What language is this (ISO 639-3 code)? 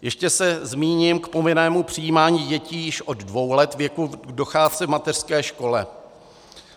ces